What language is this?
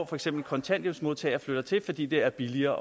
Danish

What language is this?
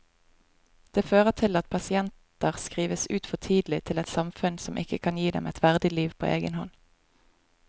Norwegian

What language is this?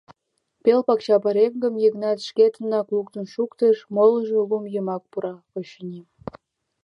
Mari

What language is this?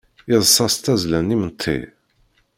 Kabyle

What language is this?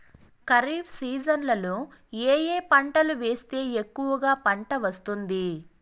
Telugu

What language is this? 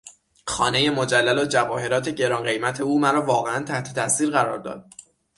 Persian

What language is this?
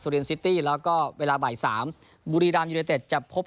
Thai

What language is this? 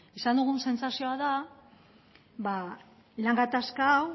Basque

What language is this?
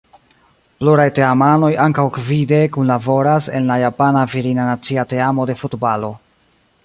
Esperanto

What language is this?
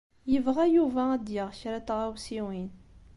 Kabyle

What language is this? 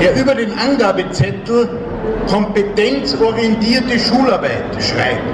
German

